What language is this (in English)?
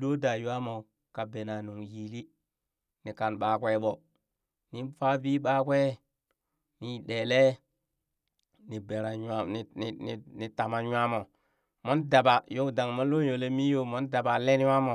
Burak